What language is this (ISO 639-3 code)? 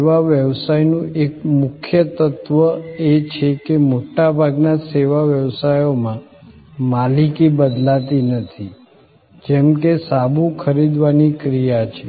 guj